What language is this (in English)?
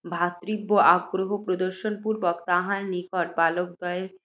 Bangla